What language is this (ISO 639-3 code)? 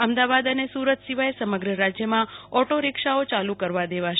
guj